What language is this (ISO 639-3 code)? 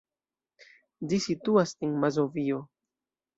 epo